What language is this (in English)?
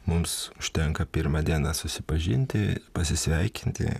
Lithuanian